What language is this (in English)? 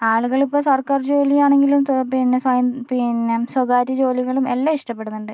Malayalam